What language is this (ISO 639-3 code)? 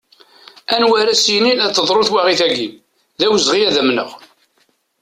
kab